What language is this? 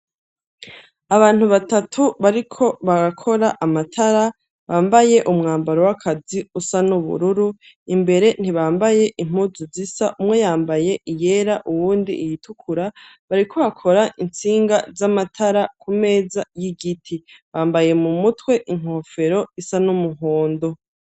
Rundi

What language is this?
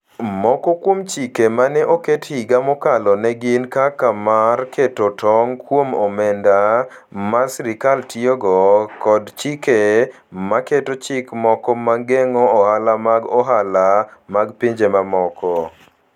Luo (Kenya and Tanzania)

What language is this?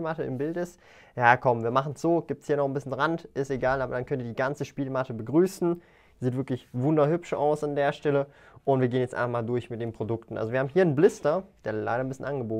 German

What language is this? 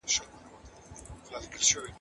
Pashto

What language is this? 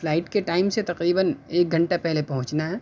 Urdu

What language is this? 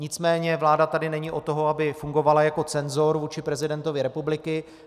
Czech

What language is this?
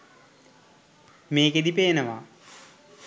Sinhala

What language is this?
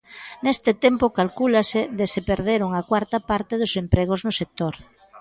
Galician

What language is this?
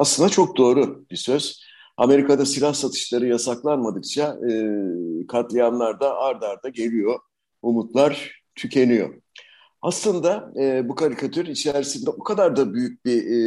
Turkish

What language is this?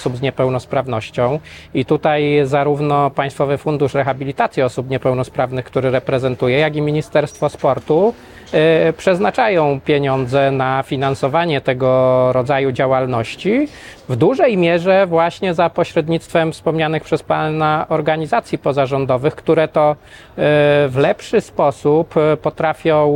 Polish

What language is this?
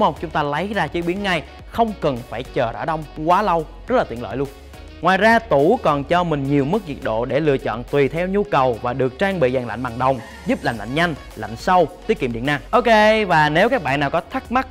Vietnamese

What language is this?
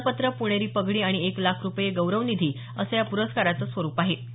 Marathi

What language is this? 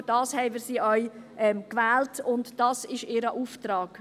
Swiss German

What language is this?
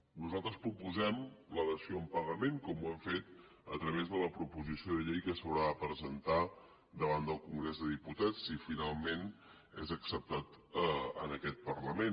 Catalan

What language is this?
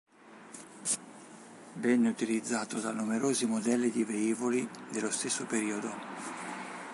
Italian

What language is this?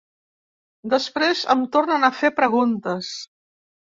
Catalan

